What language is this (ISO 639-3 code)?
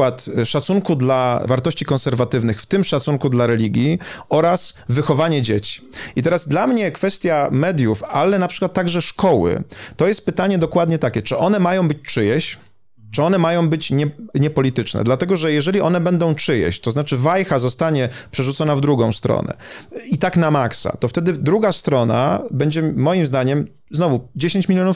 pol